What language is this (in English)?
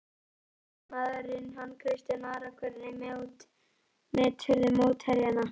Icelandic